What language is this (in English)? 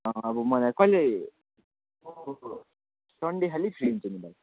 Nepali